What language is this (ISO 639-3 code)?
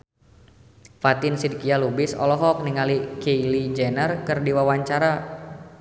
sun